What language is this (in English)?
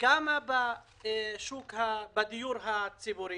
Hebrew